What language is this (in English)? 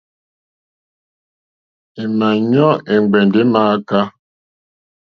Mokpwe